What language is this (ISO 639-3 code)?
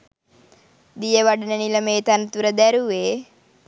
sin